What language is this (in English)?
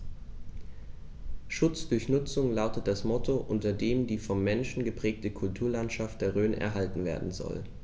German